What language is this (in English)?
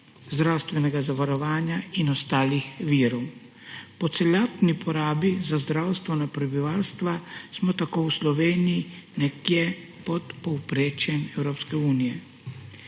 Slovenian